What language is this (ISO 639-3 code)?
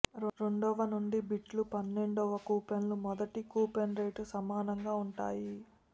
tel